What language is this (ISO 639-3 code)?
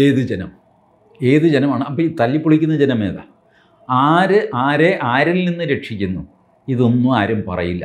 mal